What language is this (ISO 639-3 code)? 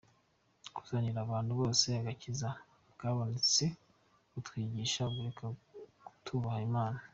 kin